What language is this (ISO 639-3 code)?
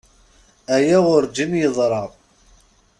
kab